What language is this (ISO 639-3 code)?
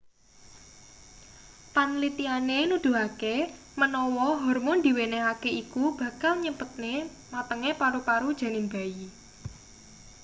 jav